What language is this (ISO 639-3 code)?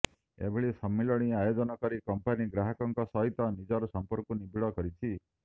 ori